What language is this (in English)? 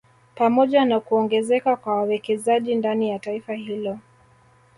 Swahili